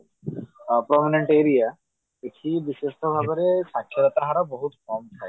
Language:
Odia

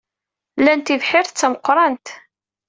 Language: Kabyle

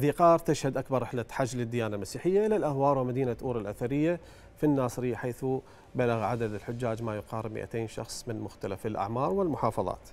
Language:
Arabic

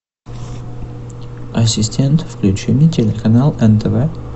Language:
Russian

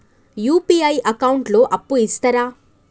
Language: Telugu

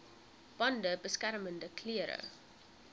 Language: Afrikaans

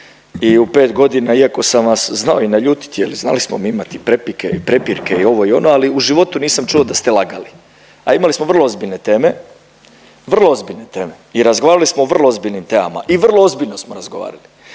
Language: Croatian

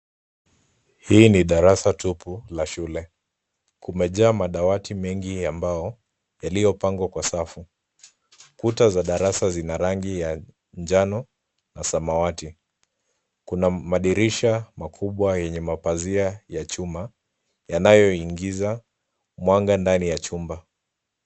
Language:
Swahili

